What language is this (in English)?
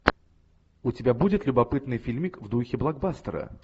Russian